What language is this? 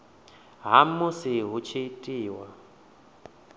Venda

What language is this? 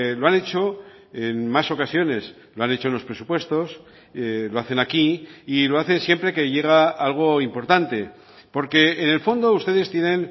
Spanish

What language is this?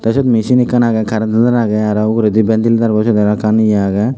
Chakma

